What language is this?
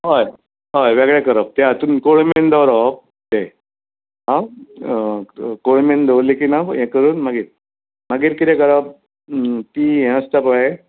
Konkani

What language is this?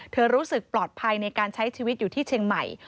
Thai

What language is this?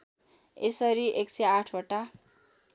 Nepali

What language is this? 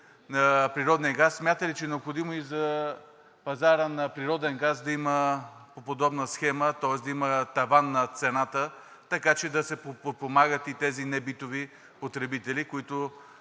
Bulgarian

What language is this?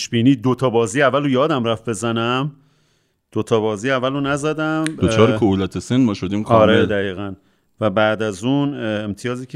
Persian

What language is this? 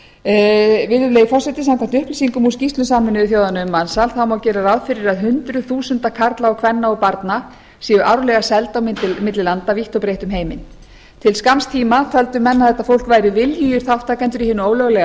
Icelandic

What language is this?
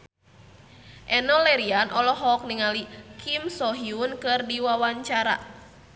Sundanese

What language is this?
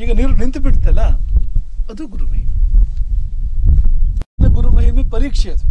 Kannada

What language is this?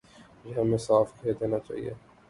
Urdu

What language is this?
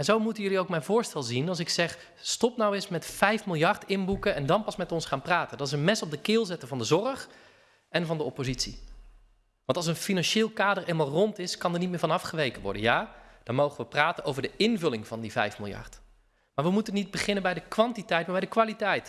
Dutch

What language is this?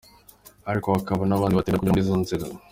Kinyarwanda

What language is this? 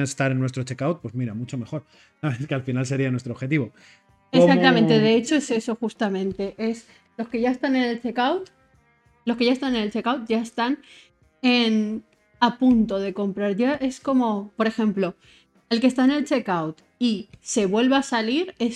Spanish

